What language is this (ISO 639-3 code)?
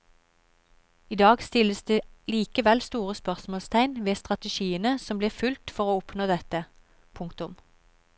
nor